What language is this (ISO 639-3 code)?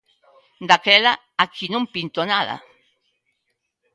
glg